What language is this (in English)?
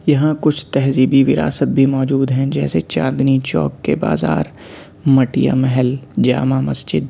Urdu